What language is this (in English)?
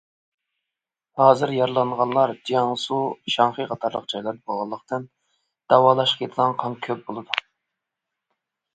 Uyghur